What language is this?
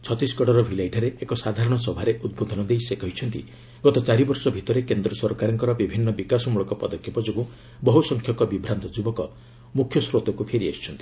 Odia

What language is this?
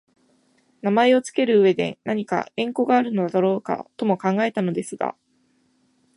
Japanese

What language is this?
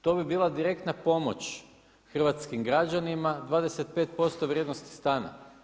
Croatian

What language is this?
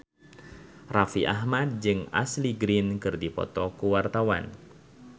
Sundanese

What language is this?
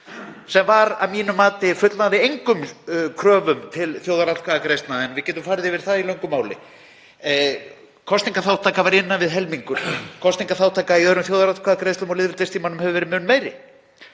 Icelandic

